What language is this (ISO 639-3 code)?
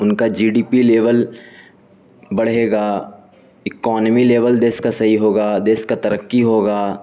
urd